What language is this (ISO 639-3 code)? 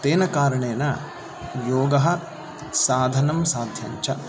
san